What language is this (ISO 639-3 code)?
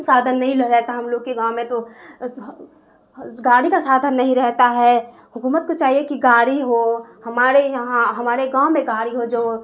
urd